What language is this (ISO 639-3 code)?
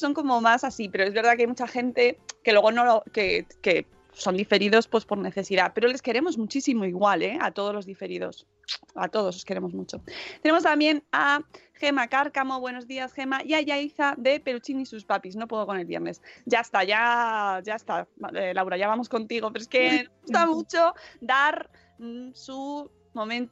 spa